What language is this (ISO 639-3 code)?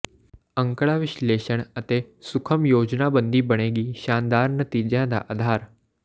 pan